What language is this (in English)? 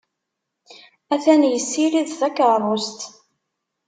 Kabyle